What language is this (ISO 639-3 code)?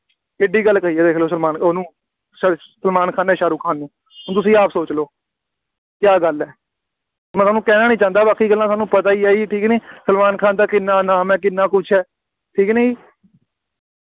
pan